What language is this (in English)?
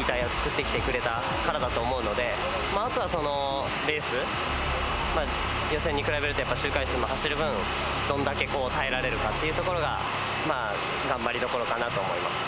Japanese